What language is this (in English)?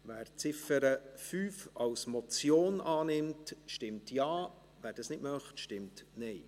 Swiss German